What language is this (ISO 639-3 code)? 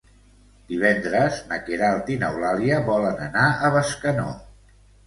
cat